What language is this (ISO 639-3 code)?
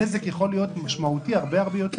heb